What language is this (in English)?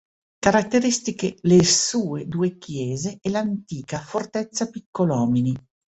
Italian